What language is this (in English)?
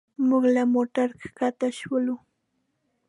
Pashto